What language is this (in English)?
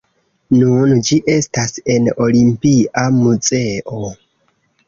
Esperanto